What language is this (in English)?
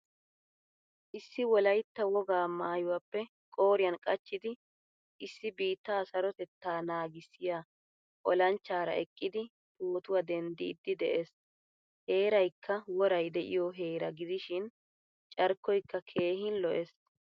Wolaytta